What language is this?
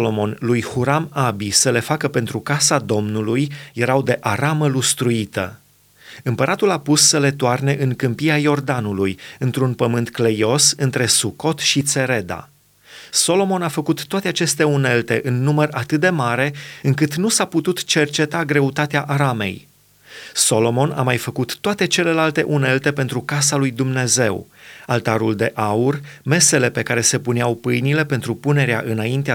Romanian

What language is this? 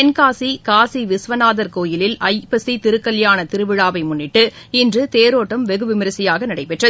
Tamil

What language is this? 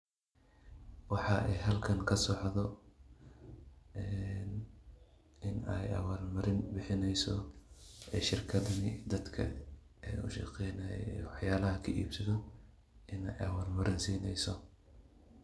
Somali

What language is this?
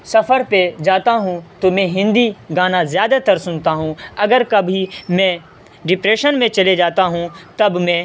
Urdu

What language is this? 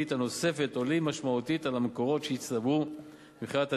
Hebrew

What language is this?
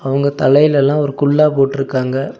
Tamil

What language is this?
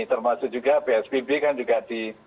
Indonesian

